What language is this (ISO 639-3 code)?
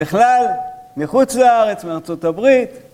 heb